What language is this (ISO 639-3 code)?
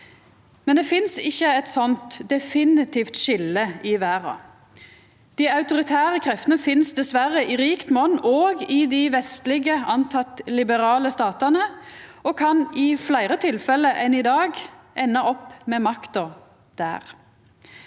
nor